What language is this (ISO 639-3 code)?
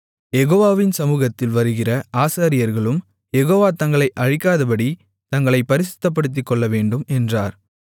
tam